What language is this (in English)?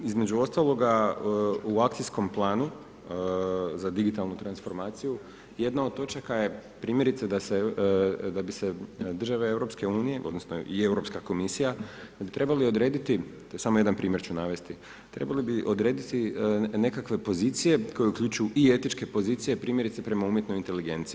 Croatian